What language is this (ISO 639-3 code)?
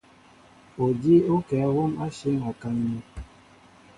mbo